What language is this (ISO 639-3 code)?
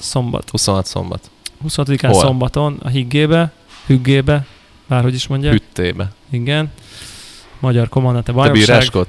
hun